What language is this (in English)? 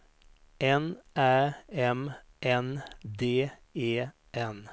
Swedish